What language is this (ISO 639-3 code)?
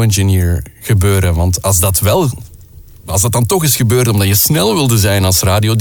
nld